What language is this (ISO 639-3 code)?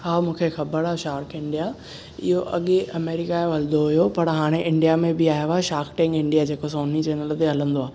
snd